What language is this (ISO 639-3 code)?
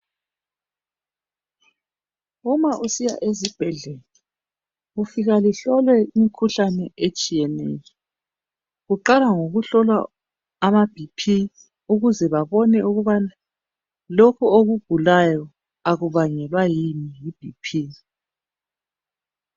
nde